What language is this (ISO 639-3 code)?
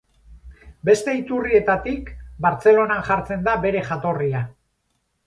eus